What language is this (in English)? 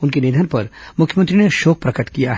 Hindi